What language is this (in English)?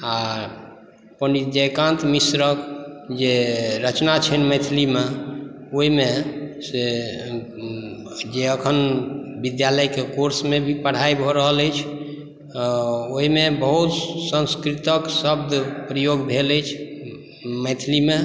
Maithili